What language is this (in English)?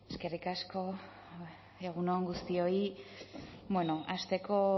Basque